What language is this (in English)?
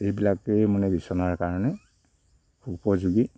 Assamese